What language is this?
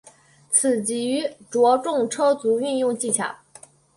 Chinese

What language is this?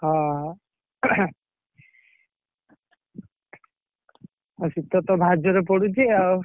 Odia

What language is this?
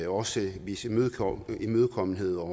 Danish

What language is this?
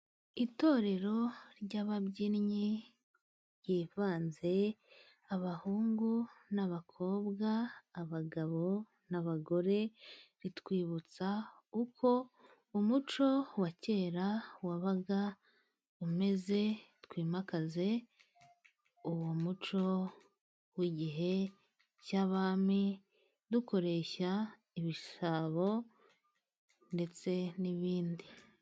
Kinyarwanda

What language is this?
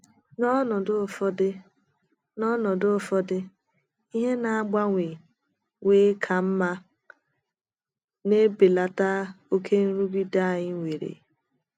Igbo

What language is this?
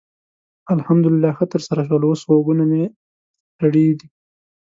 Pashto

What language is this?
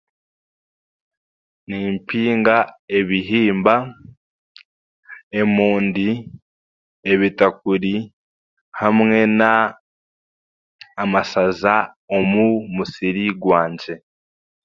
Chiga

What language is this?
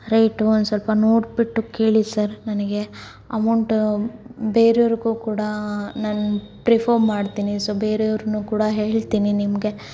Kannada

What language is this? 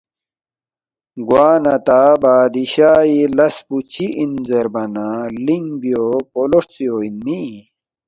Balti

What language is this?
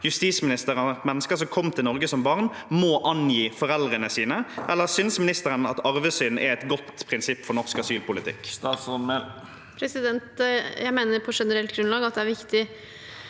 Norwegian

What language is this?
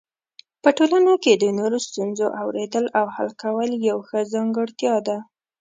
Pashto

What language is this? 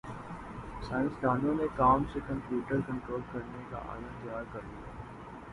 Urdu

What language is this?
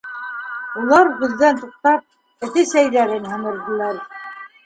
Bashkir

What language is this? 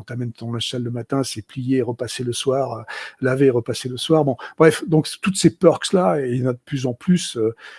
French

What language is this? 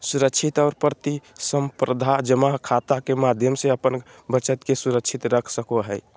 Magahi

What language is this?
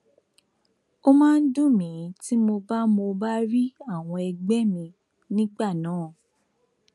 Yoruba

